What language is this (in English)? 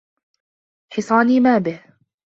Arabic